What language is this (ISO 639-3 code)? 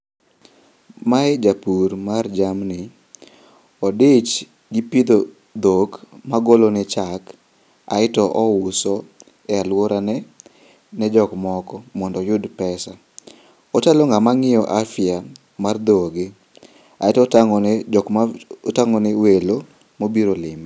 luo